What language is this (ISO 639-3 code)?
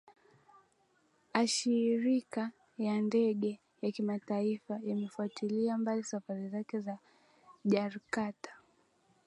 swa